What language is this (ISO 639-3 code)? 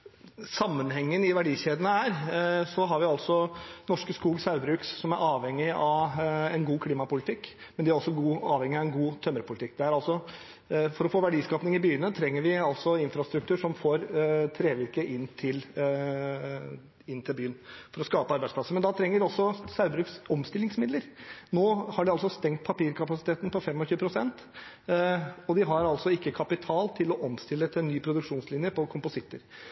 nob